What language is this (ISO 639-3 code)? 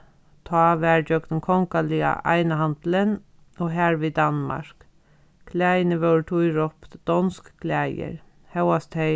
fao